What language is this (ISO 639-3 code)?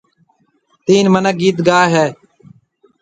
mve